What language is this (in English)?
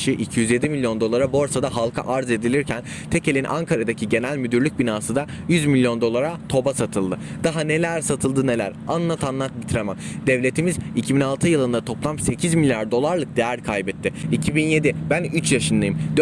Turkish